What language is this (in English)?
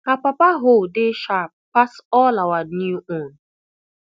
Nigerian Pidgin